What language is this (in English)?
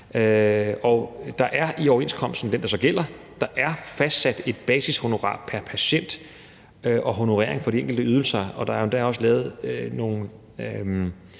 Danish